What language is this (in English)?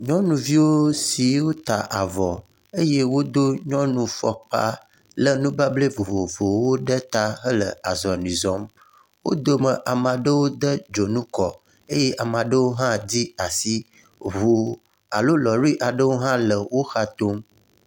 Ewe